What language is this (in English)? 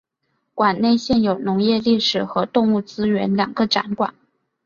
Chinese